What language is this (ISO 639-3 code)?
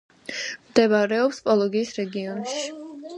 kat